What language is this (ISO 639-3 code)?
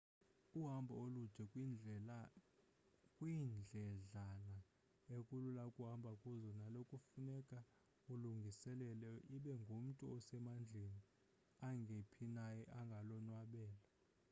xho